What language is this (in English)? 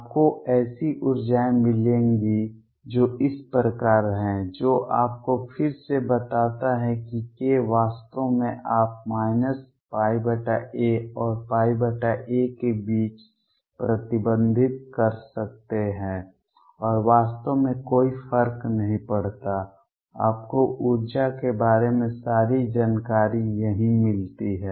Hindi